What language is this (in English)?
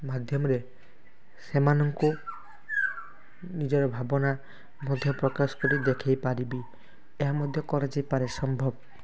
Odia